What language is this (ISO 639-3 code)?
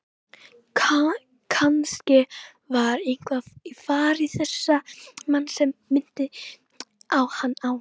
isl